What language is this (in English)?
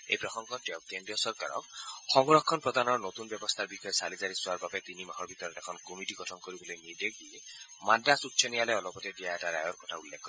Assamese